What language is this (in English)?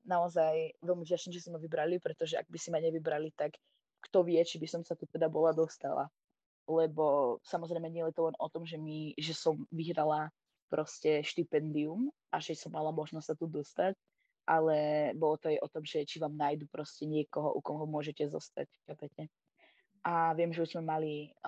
Slovak